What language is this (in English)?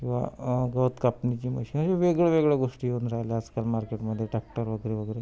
Marathi